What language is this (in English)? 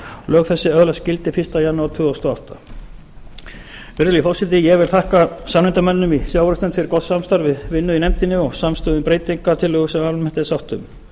Icelandic